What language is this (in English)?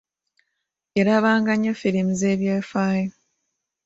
Ganda